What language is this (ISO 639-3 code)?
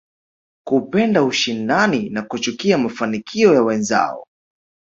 swa